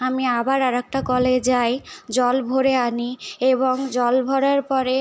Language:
Bangla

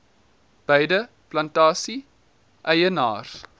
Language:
Afrikaans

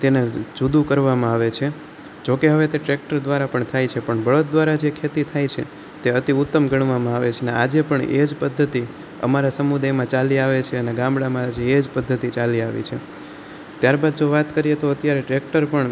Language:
Gujarati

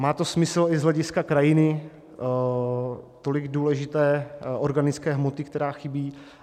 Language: Czech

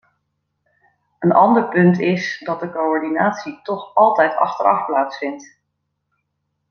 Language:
Dutch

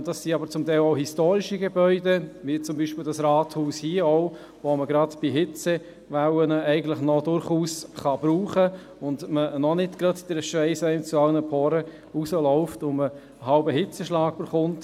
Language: Swiss German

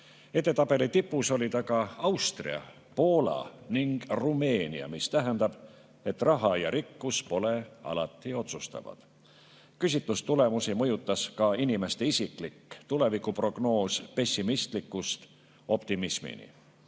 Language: Estonian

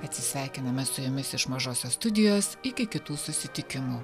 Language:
Lithuanian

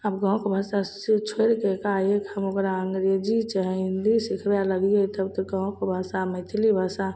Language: Maithili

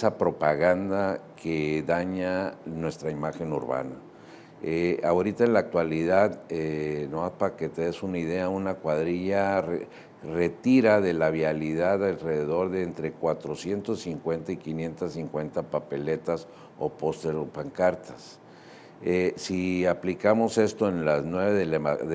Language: Spanish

